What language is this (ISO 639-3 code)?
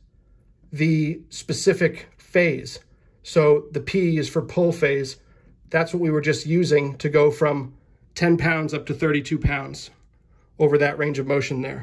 eng